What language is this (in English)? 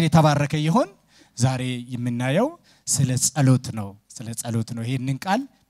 Arabic